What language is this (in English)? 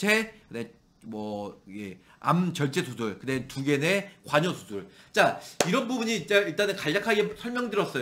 Korean